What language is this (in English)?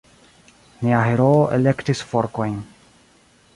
Esperanto